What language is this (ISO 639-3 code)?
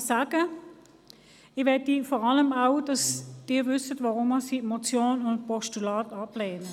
gsw